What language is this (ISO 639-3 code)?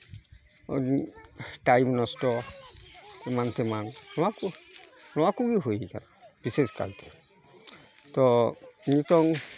sat